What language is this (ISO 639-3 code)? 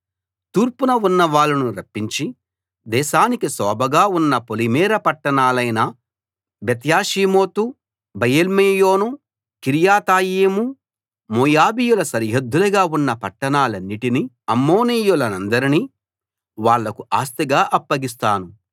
tel